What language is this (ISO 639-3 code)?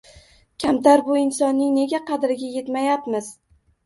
uzb